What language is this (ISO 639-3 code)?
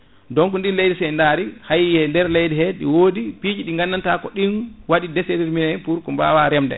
ful